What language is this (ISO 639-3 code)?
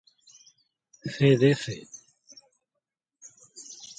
spa